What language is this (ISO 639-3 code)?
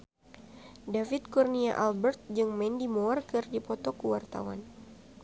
sun